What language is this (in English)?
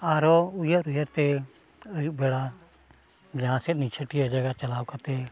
Santali